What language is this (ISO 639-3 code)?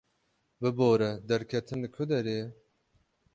kur